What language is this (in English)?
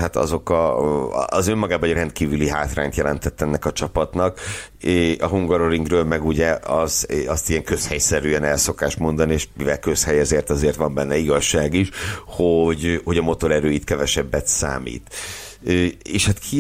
Hungarian